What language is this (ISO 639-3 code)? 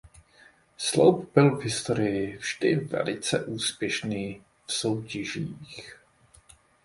ces